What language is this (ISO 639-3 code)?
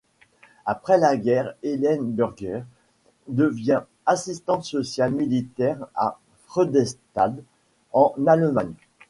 fra